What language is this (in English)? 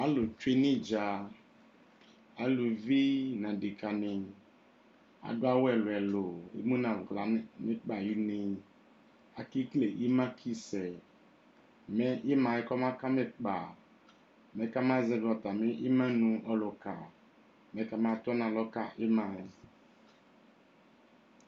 Ikposo